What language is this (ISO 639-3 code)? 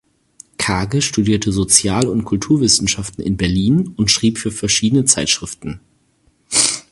deu